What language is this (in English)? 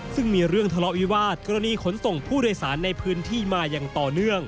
Thai